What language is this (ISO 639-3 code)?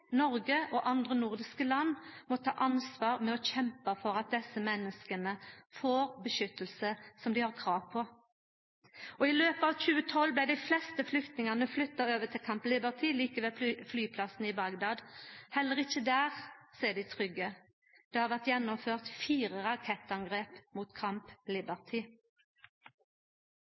nno